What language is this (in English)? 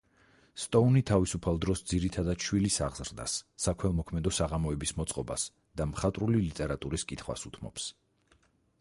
Georgian